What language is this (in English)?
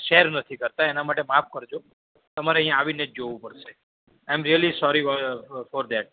Gujarati